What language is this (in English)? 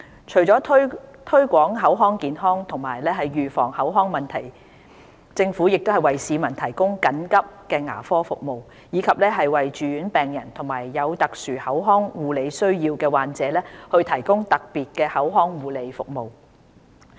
Cantonese